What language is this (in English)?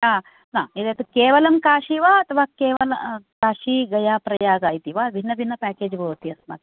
Sanskrit